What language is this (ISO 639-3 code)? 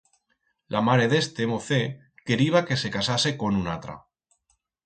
arg